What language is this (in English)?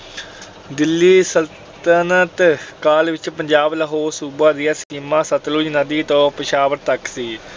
Punjabi